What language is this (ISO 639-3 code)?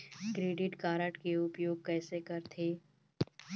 hne